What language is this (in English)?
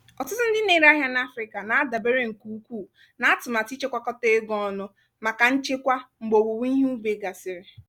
Igbo